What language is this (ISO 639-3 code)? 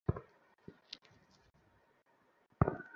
ben